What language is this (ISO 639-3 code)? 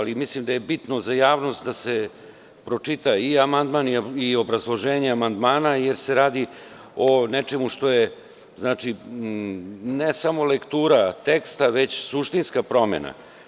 srp